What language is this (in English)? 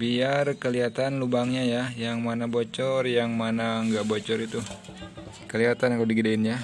Indonesian